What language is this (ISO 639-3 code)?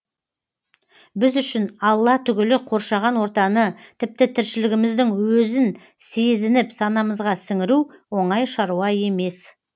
kaz